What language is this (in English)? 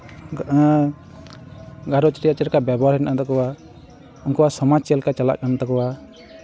Santali